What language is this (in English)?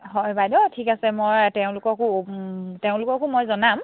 Assamese